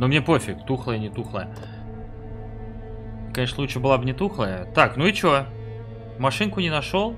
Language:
Russian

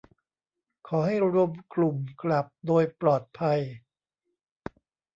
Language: Thai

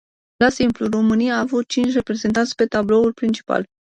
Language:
Romanian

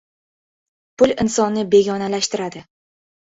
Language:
Uzbek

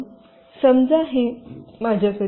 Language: Marathi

